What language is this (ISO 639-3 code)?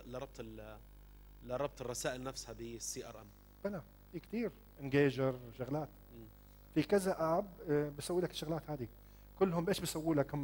ara